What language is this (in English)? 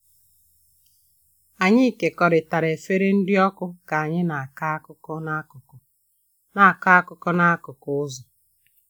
Igbo